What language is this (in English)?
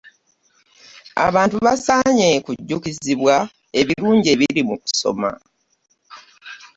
Ganda